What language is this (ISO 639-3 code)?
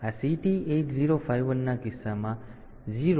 guj